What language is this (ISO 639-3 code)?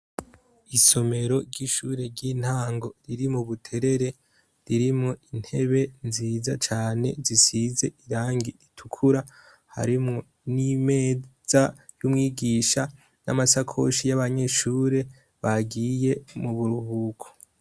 run